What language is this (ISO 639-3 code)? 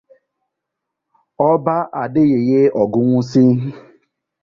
ibo